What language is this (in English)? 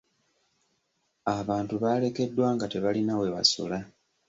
Ganda